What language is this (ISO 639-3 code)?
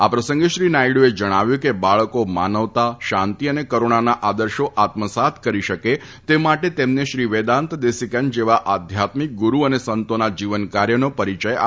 guj